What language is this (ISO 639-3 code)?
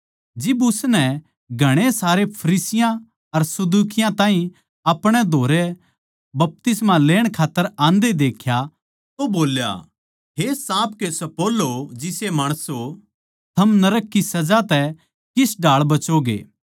bgc